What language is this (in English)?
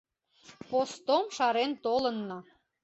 Mari